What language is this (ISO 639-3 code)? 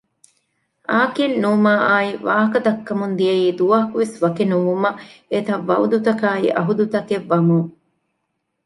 div